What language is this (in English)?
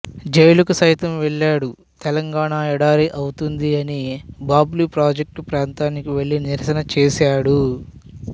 Telugu